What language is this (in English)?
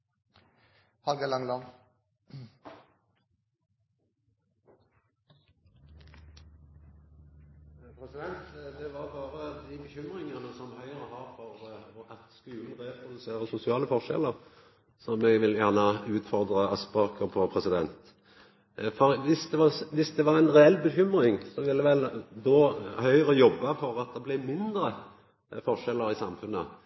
Norwegian